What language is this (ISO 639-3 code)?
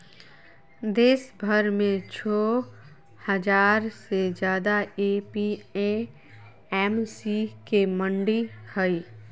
mag